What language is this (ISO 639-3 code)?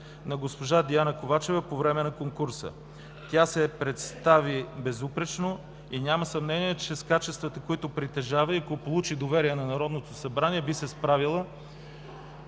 bul